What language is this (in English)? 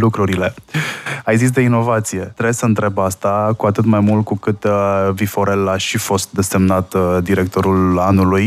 Romanian